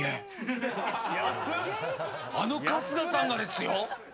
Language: Japanese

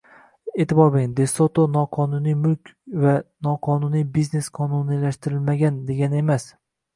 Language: Uzbek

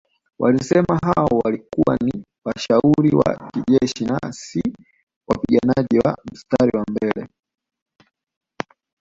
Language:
Swahili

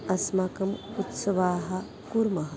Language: Sanskrit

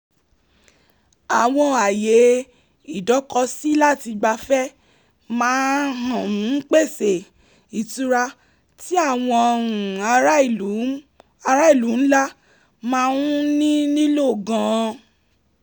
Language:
Yoruba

